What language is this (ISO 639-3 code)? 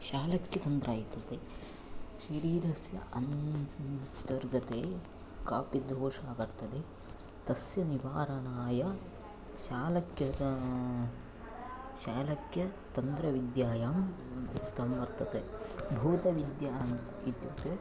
san